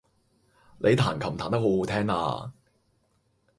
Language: Cantonese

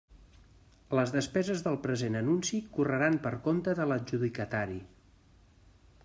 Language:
Catalan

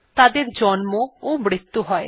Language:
Bangla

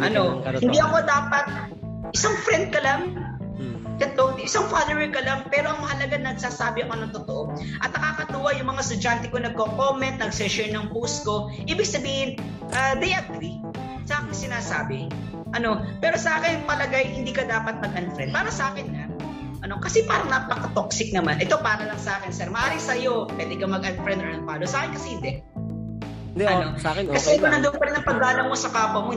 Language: Filipino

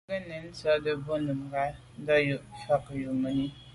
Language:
Medumba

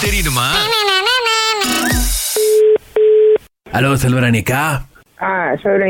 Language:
Tamil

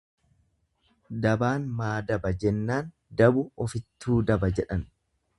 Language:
Oromo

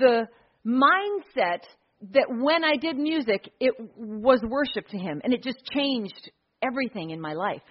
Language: English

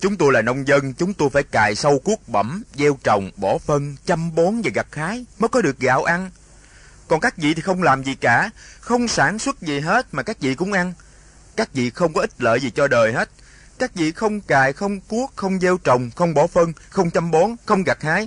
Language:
Vietnamese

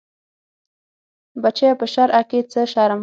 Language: Pashto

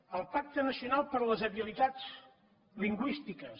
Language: Catalan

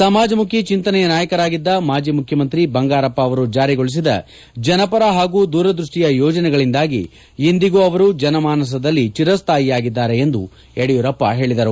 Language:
Kannada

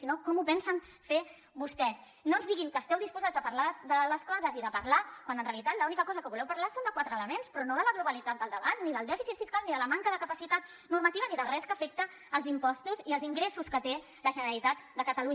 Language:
Catalan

